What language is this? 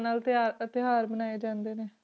Punjabi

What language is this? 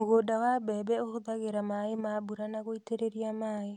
Kikuyu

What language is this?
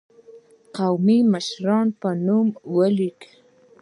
Pashto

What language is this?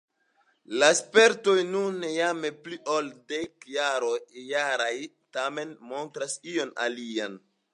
Esperanto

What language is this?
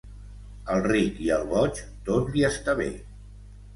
Catalan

